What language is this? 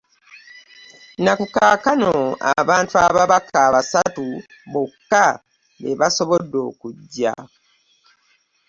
Ganda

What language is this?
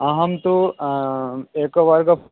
Sanskrit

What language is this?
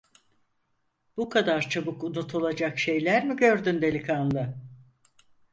Turkish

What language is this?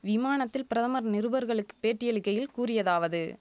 Tamil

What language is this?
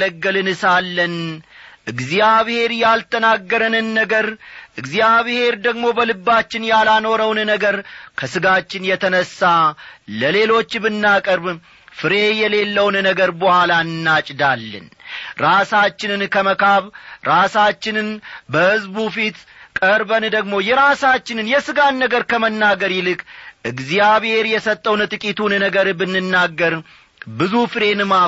Amharic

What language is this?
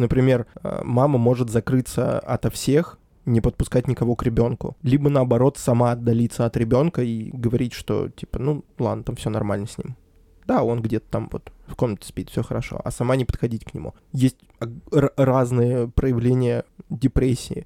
Russian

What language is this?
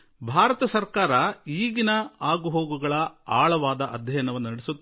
Kannada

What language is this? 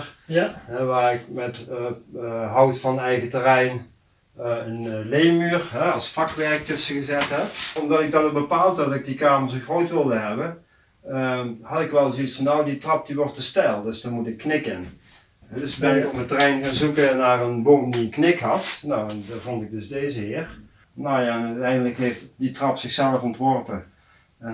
Dutch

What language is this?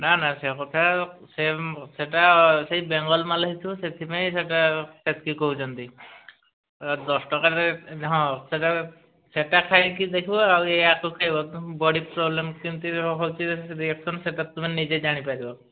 Odia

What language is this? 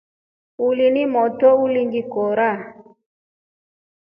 Rombo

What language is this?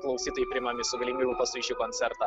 Lithuanian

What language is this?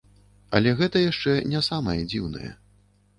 Belarusian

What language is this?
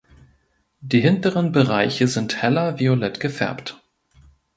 German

